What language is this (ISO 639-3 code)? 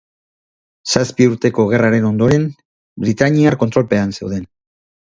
eus